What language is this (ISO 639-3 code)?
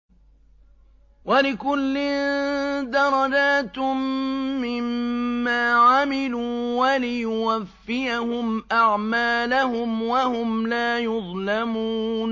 ara